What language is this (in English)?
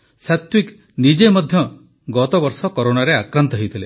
Odia